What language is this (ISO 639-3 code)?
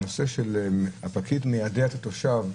heb